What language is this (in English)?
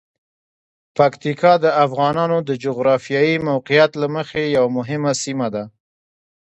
Pashto